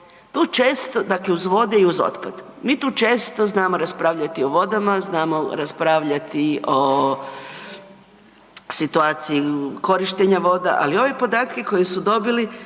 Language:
Croatian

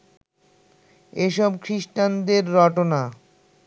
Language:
Bangla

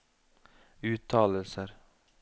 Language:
Norwegian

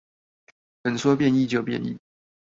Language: Chinese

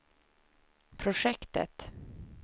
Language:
Swedish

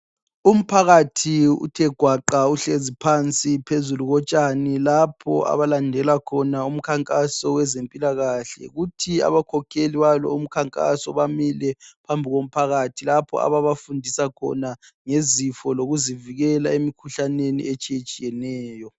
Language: North Ndebele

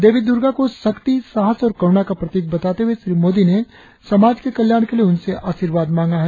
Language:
Hindi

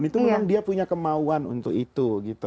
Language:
Indonesian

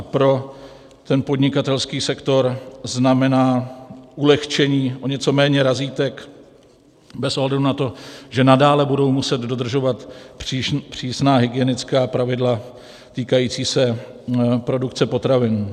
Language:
Czech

